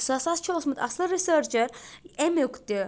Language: Kashmiri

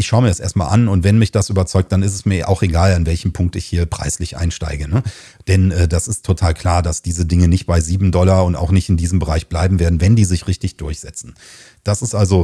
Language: German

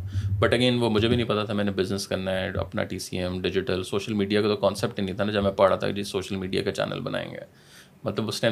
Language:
Urdu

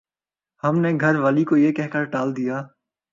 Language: Urdu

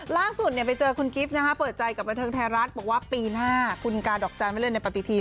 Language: Thai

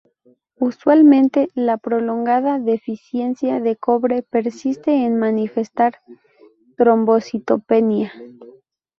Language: Spanish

